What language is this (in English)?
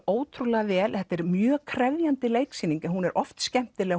Icelandic